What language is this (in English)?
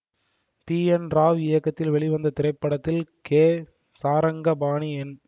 Tamil